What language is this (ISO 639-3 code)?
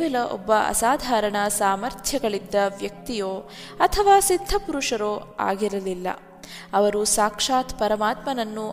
kan